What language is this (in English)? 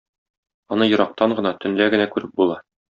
Tatar